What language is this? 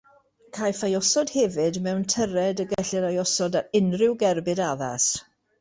Welsh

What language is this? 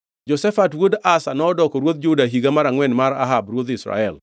Luo (Kenya and Tanzania)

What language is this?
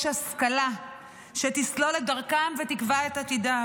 Hebrew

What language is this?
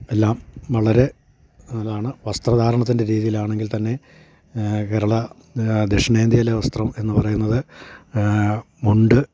Malayalam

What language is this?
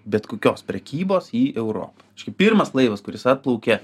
Lithuanian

